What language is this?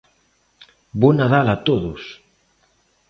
Galician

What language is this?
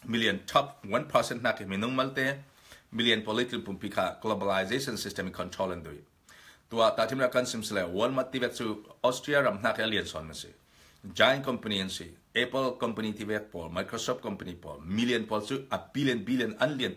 Indonesian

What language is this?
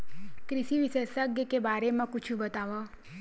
Chhattisgarhi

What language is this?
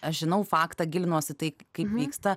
Lithuanian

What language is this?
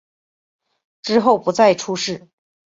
Chinese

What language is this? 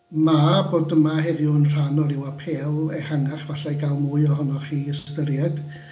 Welsh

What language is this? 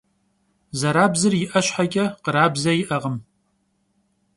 Kabardian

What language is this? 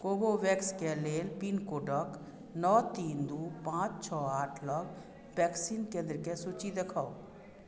Maithili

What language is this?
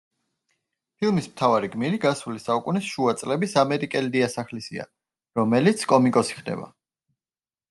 Georgian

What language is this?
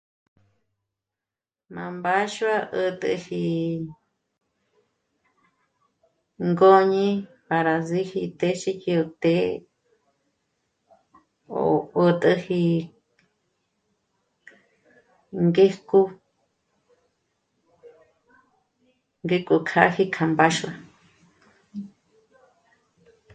Michoacán Mazahua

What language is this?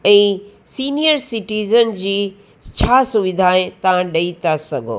Sindhi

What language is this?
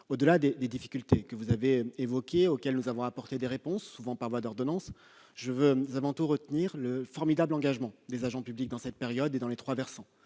French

